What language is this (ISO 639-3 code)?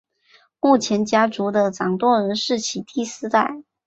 zho